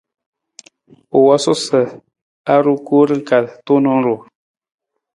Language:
Nawdm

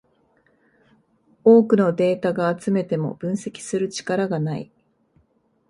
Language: Japanese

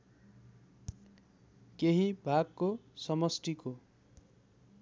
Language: Nepali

